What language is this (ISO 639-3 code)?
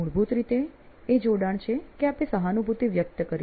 guj